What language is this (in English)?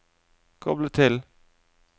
Norwegian